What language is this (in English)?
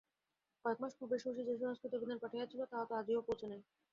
Bangla